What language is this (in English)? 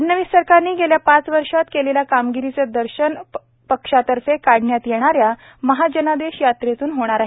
Marathi